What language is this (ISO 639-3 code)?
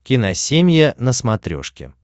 rus